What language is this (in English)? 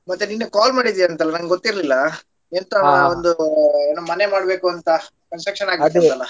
Kannada